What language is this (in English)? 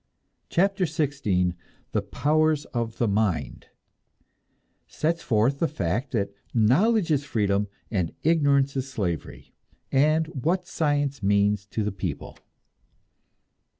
English